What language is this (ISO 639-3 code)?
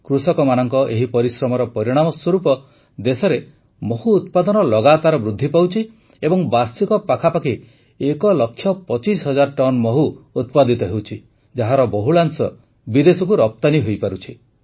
ori